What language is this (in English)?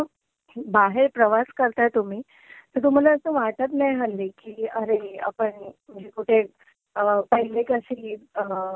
Marathi